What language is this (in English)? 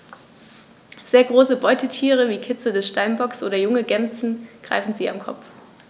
German